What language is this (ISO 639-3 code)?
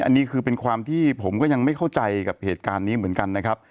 tha